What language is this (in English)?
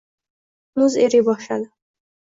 Uzbek